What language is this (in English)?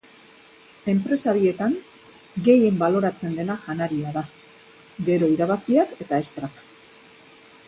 Basque